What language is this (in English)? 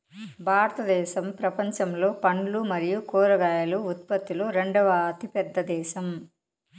Telugu